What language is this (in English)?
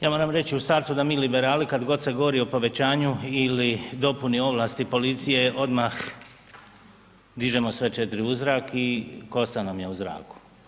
Croatian